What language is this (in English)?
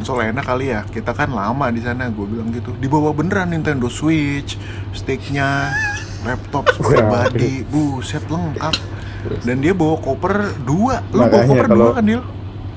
Indonesian